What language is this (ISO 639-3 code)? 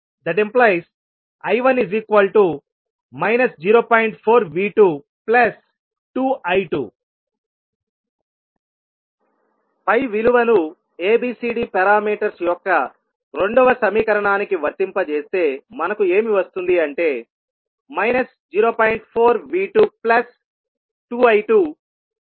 tel